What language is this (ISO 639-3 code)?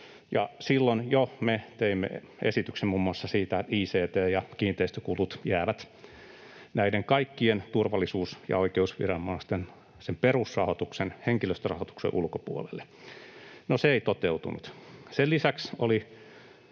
fin